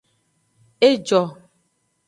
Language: Aja (Benin)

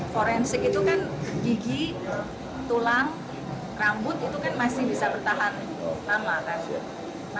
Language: Indonesian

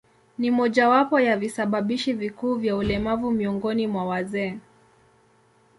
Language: Swahili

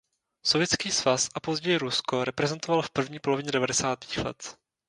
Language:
Czech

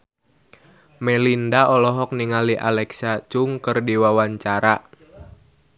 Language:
Sundanese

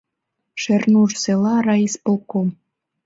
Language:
Mari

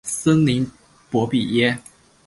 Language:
Chinese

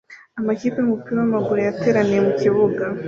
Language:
Kinyarwanda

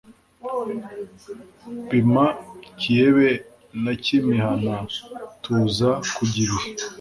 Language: Kinyarwanda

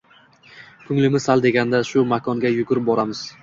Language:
Uzbek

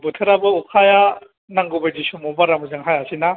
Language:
Bodo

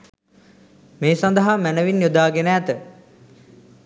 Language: Sinhala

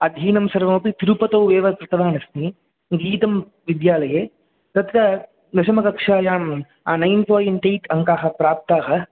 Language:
Sanskrit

